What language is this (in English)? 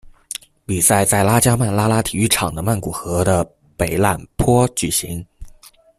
Chinese